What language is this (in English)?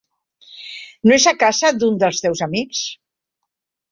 Catalan